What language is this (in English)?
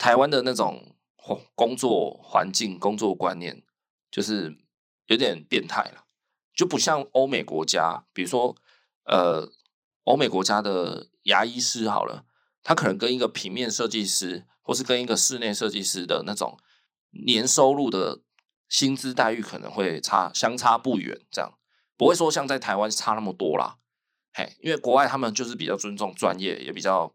Chinese